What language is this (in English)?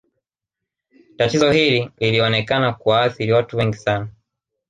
Swahili